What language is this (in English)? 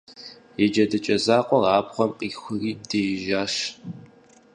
Kabardian